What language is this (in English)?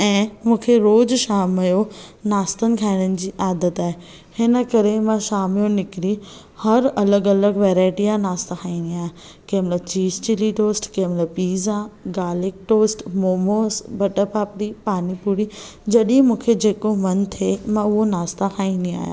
Sindhi